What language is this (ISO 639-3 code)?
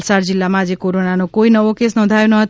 guj